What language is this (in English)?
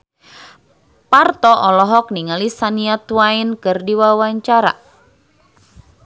Sundanese